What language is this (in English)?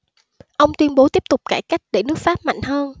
Vietnamese